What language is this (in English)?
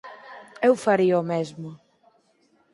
Galician